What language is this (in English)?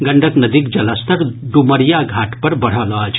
Maithili